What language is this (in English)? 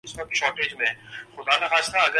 Urdu